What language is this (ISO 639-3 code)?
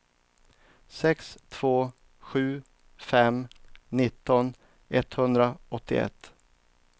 swe